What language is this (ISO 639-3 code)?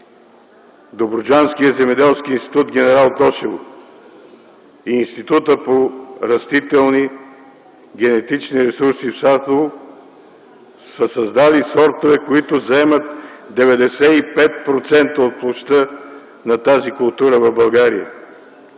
bul